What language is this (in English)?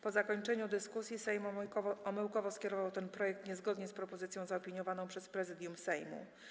Polish